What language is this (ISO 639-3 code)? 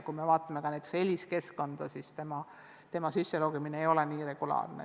est